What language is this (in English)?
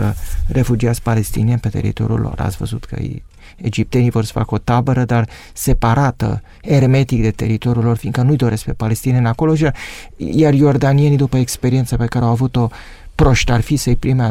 Romanian